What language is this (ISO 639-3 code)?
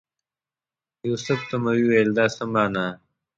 pus